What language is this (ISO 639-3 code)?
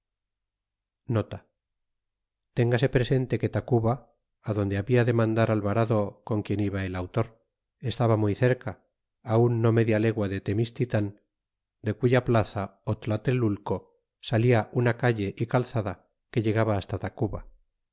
spa